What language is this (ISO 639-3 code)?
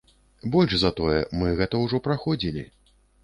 bel